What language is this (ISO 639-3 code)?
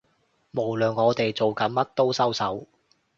yue